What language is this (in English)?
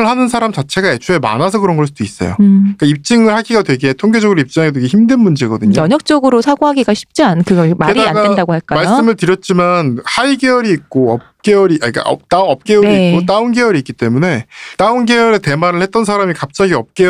Korean